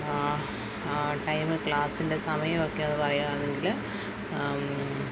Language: Malayalam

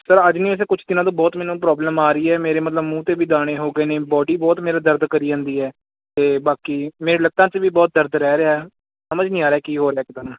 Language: Punjabi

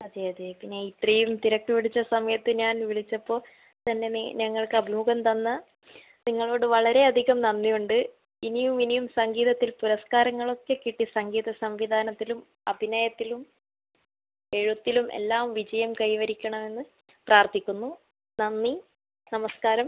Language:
Malayalam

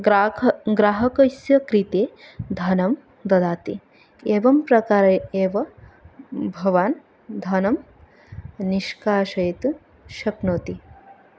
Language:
Sanskrit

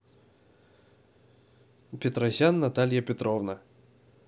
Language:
Russian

